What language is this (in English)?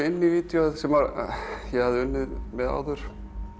Icelandic